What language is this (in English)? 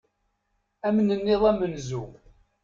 Kabyle